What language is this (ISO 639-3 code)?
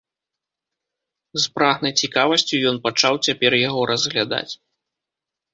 bel